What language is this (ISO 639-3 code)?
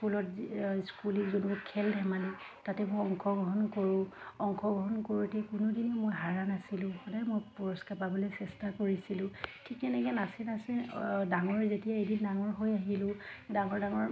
asm